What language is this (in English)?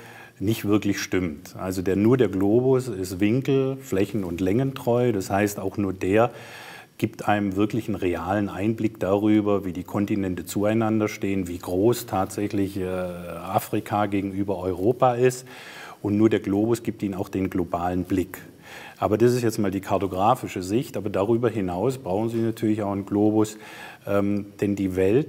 German